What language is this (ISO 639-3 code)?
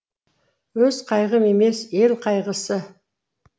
kaz